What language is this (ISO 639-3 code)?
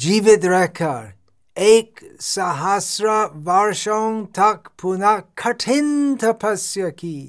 hin